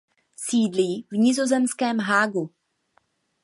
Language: Czech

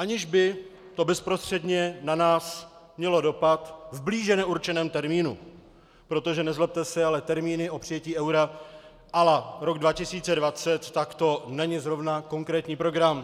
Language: Czech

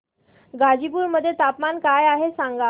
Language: Marathi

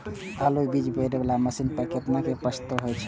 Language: Maithili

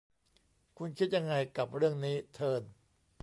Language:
Thai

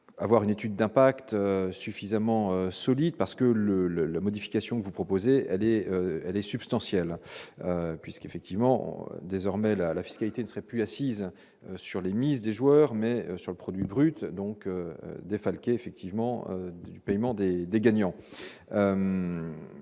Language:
French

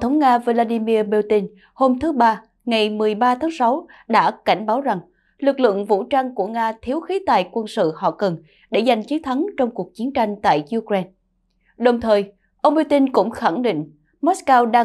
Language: Vietnamese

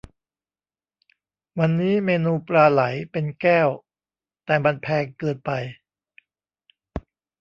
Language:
Thai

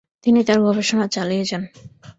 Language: Bangla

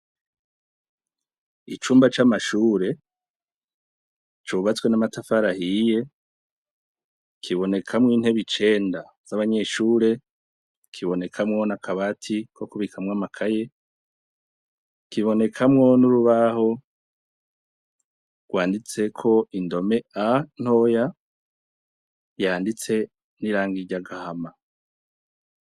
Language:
Rundi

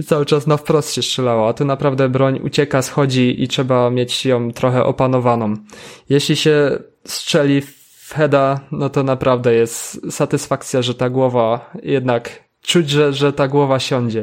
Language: Polish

